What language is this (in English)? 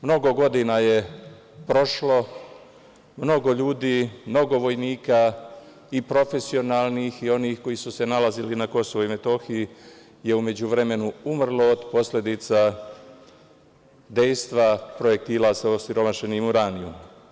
Serbian